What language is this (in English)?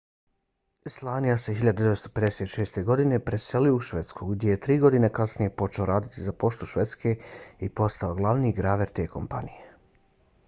Bosnian